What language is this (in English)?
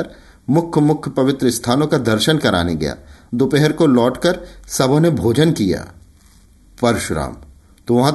Hindi